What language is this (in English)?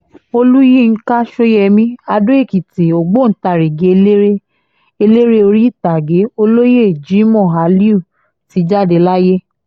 Yoruba